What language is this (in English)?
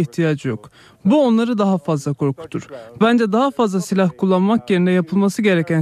Turkish